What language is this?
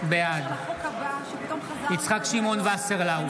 Hebrew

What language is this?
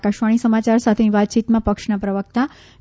Gujarati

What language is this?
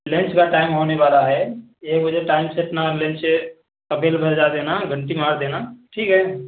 Hindi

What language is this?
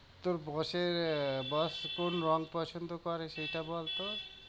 Bangla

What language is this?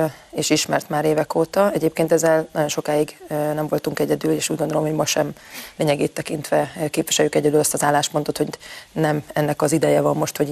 Hungarian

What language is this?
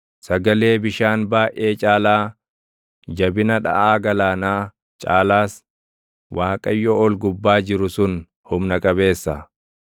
Oromo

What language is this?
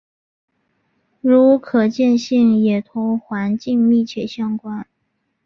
Chinese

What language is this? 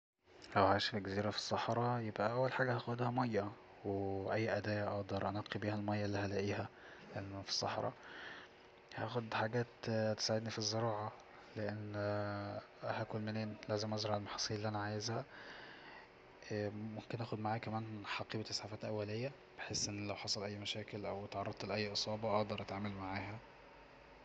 Egyptian Arabic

